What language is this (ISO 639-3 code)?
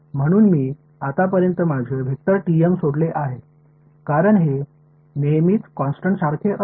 mar